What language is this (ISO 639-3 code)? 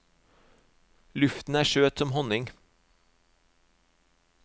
nor